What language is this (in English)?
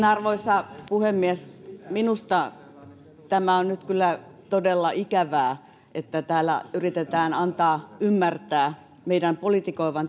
Finnish